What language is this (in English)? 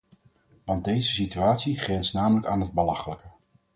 Dutch